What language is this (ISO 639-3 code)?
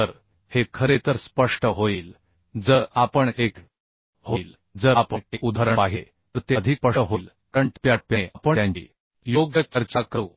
mar